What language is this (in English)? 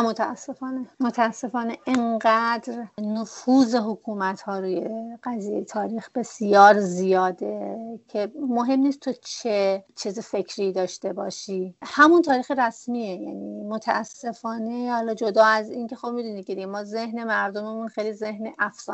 Persian